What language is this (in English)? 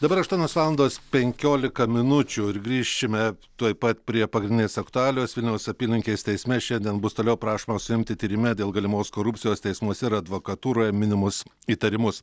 Lithuanian